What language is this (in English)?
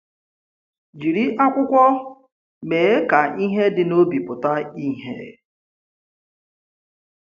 Igbo